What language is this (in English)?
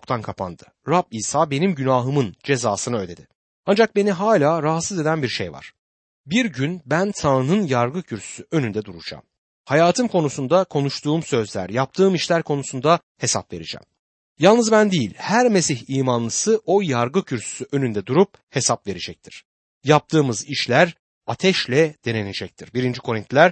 Turkish